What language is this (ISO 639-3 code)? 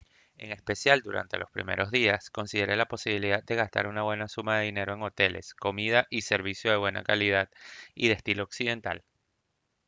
spa